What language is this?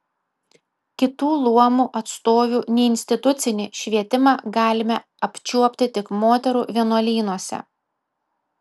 Lithuanian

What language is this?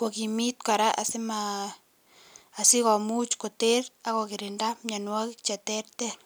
Kalenjin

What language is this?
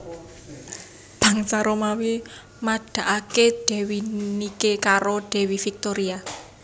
Javanese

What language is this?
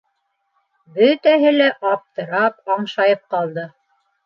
Bashkir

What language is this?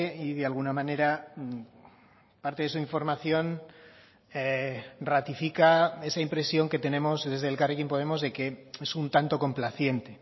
Spanish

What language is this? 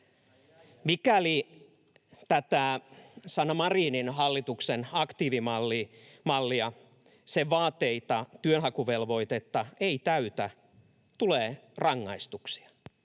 Finnish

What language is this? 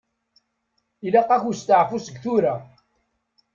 Kabyle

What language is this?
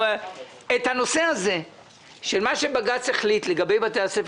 Hebrew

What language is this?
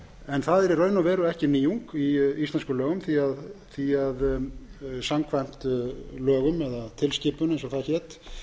Icelandic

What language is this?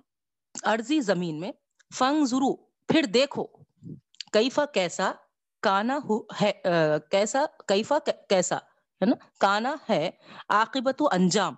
Urdu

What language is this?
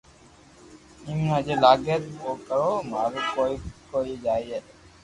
Loarki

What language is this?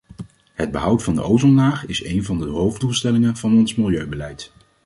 Dutch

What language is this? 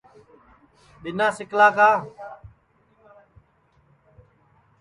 Sansi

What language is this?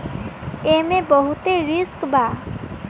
Bhojpuri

